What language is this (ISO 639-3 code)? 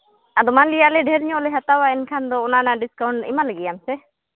sat